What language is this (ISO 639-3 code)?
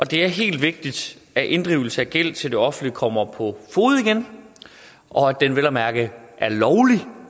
dan